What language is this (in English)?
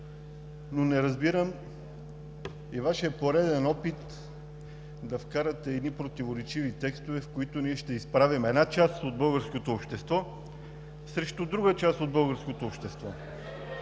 Bulgarian